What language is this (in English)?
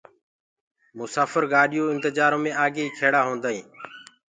Gurgula